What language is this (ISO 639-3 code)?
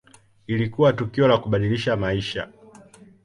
swa